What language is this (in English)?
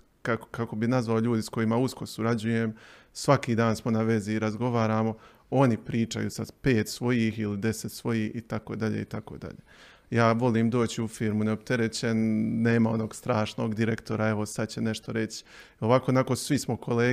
Croatian